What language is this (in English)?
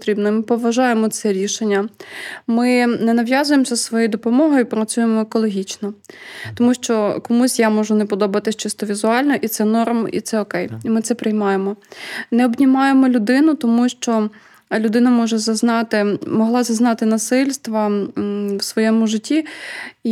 Ukrainian